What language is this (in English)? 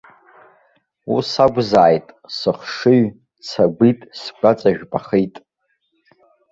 Abkhazian